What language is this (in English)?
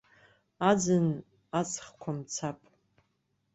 Abkhazian